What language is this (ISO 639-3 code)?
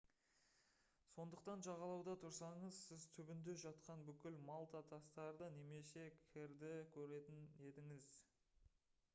kaz